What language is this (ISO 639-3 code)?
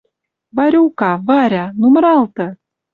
mrj